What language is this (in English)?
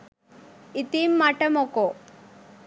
Sinhala